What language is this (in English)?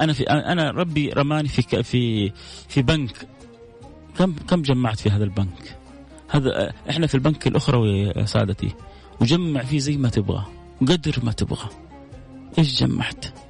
Arabic